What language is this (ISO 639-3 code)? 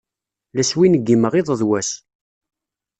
kab